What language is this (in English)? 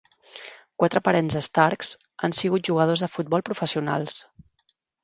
Catalan